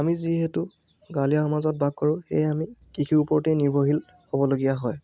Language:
Assamese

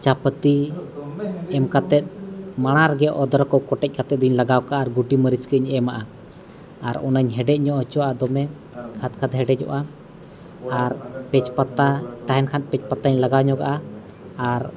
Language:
Santali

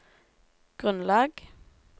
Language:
Norwegian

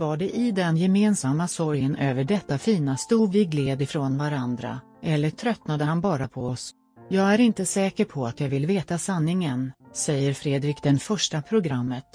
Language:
Swedish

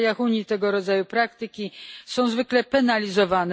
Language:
Polish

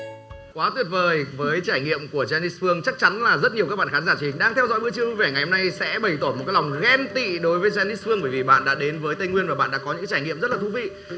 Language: Vietnamese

